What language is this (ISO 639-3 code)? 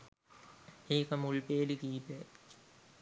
sin